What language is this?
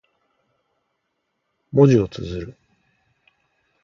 Japanese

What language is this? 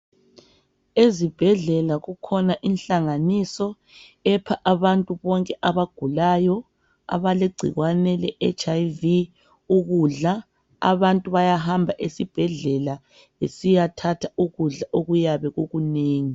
North Ndebele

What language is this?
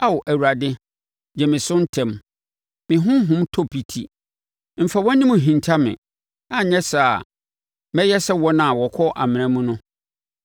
Akan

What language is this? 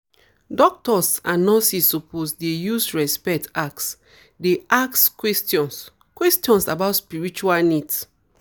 Nigerian Pidgin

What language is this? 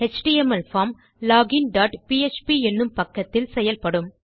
Tamil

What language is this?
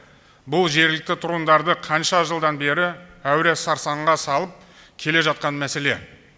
Kazakh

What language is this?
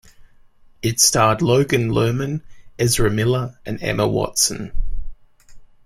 English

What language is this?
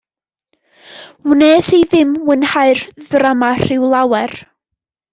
Welsh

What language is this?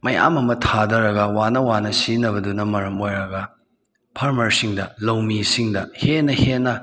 Manipuri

